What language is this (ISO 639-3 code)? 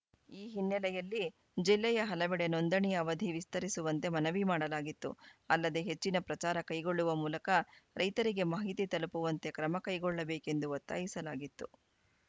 kan